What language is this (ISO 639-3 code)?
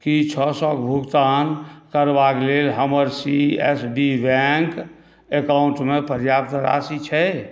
mai